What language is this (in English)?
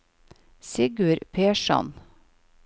Norwegian